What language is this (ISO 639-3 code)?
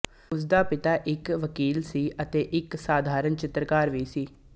pan